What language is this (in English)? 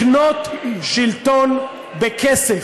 Hebrew